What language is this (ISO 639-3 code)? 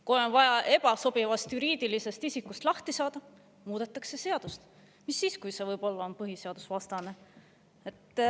est